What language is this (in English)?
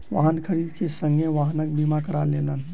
Maithili